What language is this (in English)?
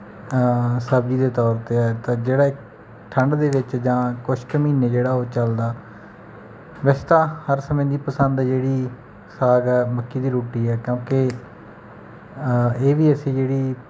Punjabi